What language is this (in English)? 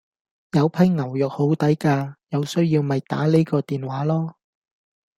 Cantonese